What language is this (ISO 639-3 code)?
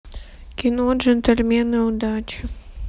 rus